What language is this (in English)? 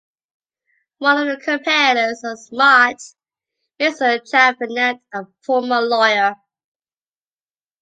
English